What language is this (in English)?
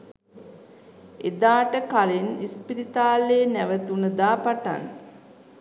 Sinhala